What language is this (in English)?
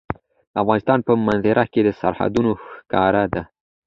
Pashto